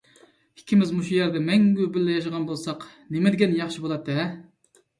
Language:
Uyghur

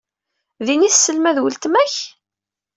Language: Kabyle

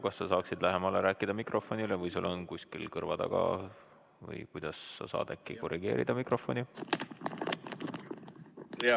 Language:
Estonian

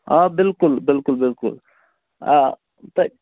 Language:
Kashmiri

